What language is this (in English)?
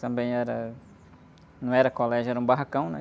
Portuguese